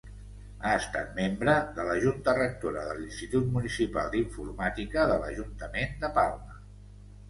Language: Catalan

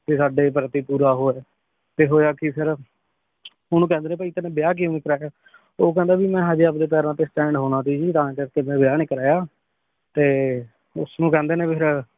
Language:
Punjabi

